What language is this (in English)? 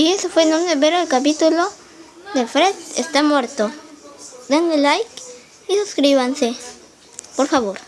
Spanish